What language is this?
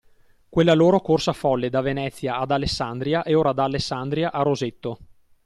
Italian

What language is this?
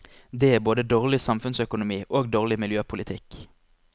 Norwegian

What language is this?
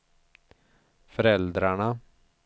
Swedish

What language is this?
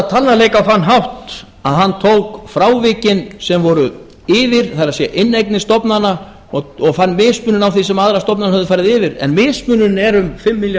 Icelandic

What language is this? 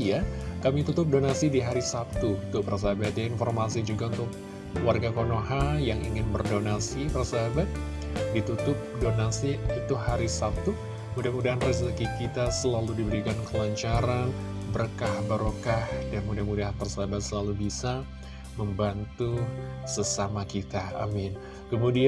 Indonesian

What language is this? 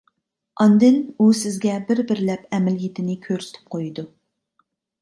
Uyghur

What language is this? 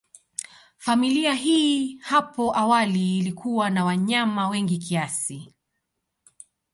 Swahili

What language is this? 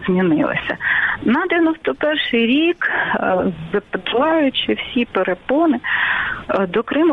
Ukrainian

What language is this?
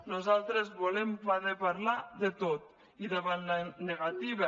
Catalan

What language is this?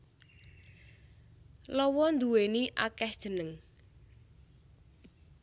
Javanese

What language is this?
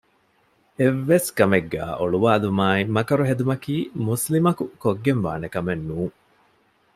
Divehi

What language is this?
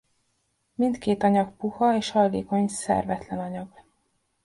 Hungarian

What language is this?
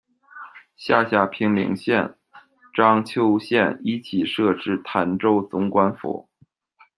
Chinese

